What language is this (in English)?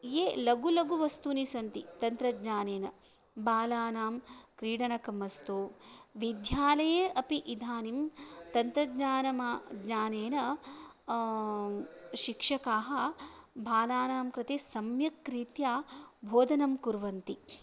Sanskrit